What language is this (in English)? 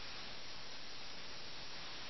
Malayalam